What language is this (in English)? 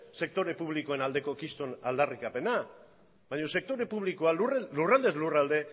Basque